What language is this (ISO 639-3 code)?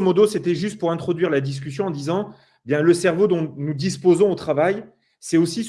fra